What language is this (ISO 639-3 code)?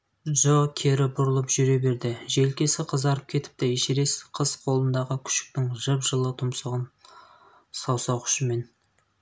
kaz